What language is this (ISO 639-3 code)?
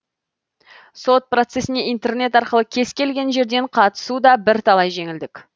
kaz